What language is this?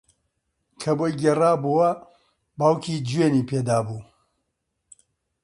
Central Kurdish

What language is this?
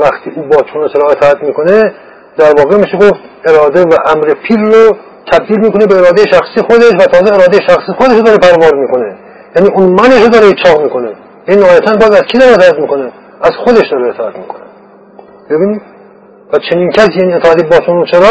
Persian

